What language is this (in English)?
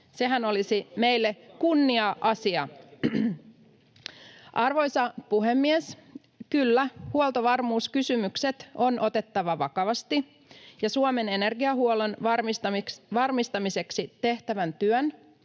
Finnish